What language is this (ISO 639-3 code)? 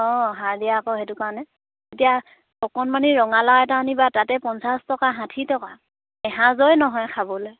asm